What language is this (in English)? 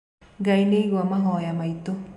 Kikuyu